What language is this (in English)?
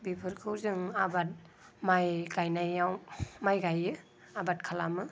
Bodo